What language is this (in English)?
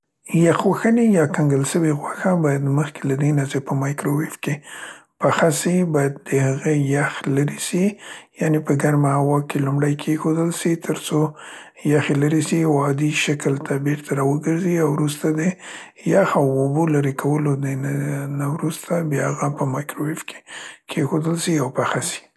Central Pashto